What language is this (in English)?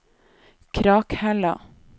Norwegian